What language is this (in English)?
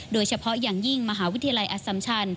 Thai